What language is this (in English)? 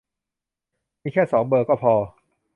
Thai